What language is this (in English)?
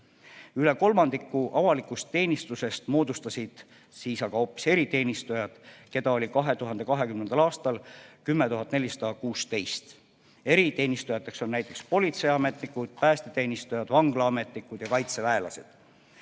Estonian